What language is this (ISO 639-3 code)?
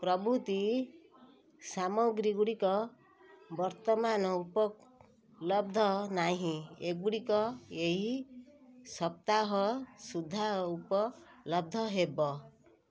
ori